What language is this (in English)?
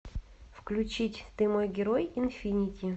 Russian